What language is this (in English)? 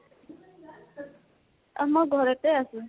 Assamese